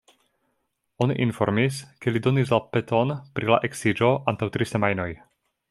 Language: Esperanto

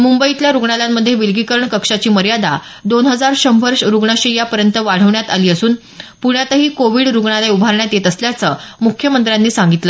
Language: Marathi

